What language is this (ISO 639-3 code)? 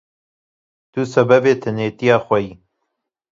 kur